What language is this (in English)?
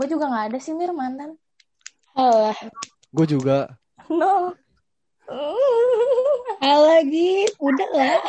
Indonesian